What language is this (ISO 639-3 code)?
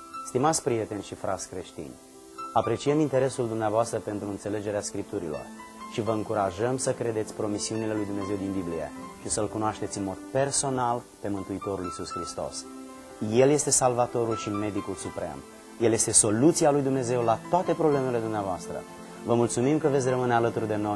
ron